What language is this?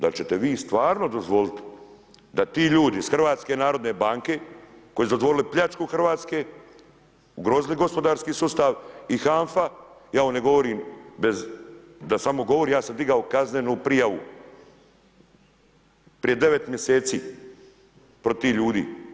Croatian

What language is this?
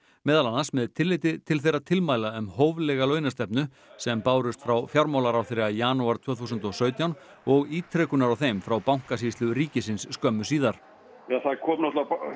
Icelandic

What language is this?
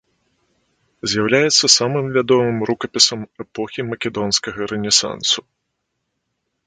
Belarusian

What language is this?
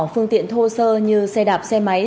Vietnamese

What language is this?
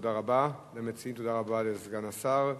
Hebrew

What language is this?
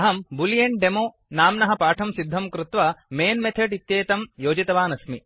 Sanskrit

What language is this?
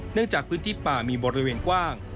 Thai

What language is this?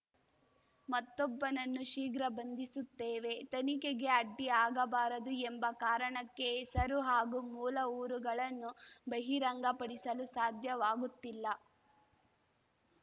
Kannada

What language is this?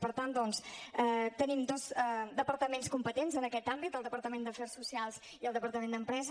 Catalan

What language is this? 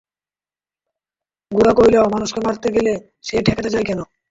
Bangla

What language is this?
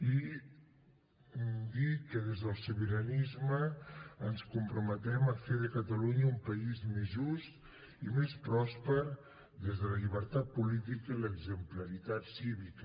Catalan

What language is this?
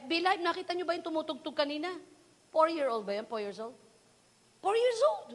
Filipino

